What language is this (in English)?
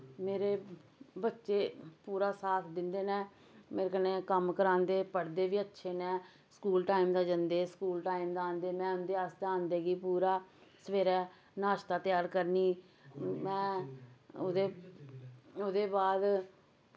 Dogri